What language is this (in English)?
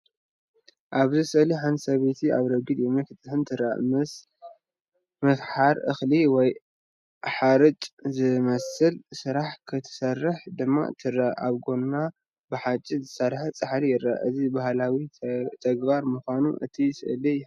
Tigrinya